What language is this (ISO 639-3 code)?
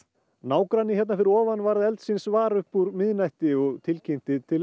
isl